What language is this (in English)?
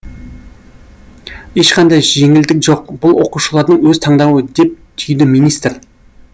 Kazakh